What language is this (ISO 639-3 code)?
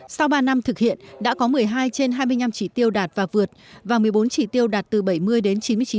vie